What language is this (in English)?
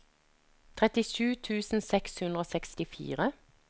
Norwegian